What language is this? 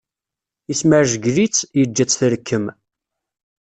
Kabyle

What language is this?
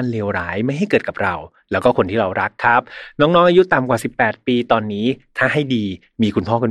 Thai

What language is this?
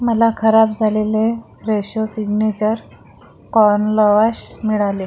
Marathi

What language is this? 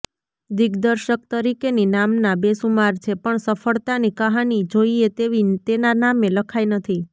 Gujarati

